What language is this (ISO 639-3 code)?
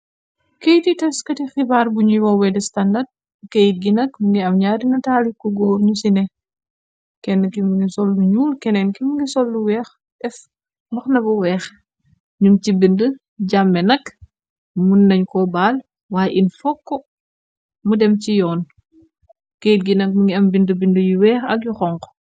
wol